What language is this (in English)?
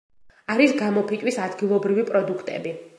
Georgian